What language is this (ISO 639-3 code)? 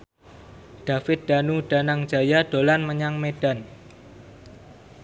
jav